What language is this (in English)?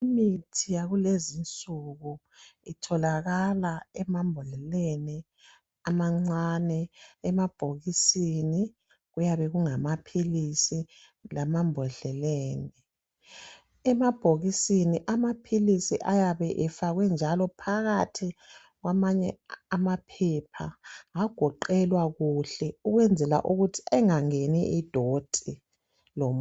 North Ndebele